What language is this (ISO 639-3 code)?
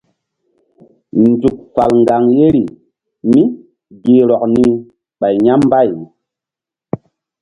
mdd